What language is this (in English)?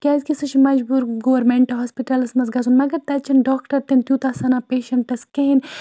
Kashmiri